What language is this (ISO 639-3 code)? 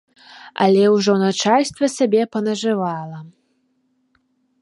bel